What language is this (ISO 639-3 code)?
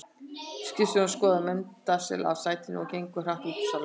isl